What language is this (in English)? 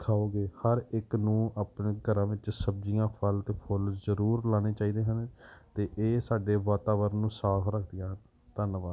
Punjabi